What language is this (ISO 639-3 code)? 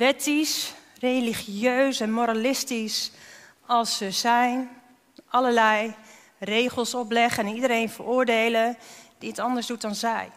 nld